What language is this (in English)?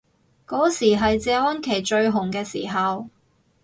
Cantonese